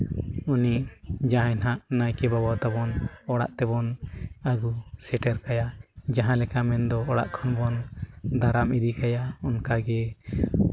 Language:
Santali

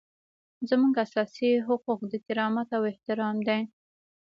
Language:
Pashto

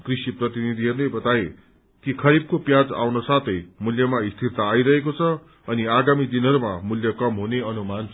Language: Nepali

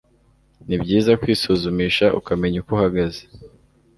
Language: Kinyarwanda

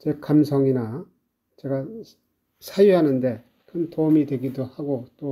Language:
Korean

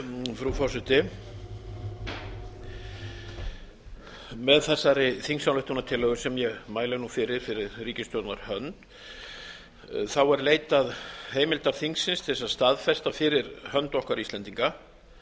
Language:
Icelandic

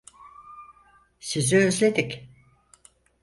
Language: Turkish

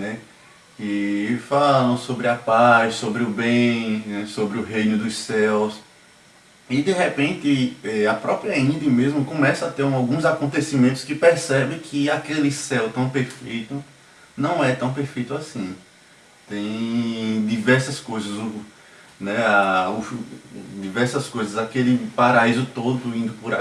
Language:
Portuguese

